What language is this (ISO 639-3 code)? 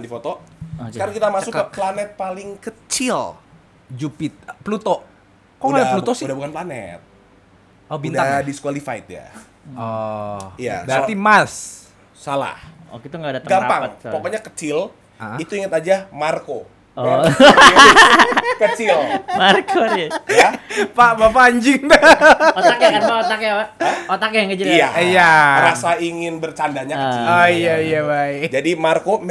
ind